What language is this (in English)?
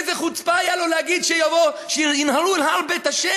Hebrew